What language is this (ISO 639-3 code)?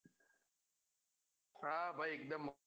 guj